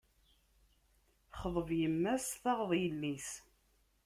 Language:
Kabyle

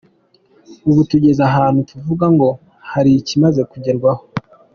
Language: Kinyarwanda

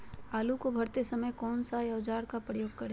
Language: Magahi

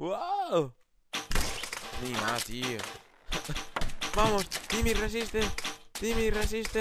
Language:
Spanish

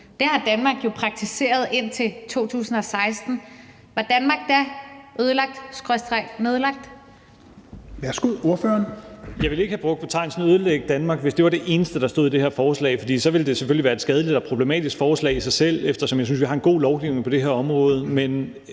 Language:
Danish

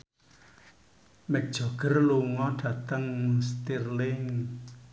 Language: Javanese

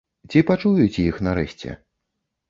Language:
Belarusian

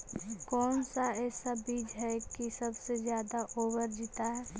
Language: Magahi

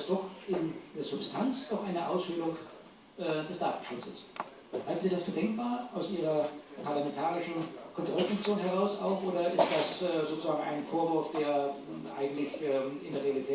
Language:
German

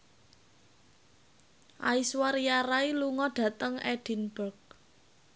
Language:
Javanese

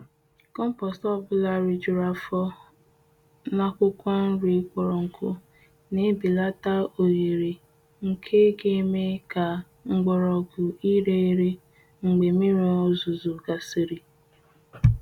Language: Igbo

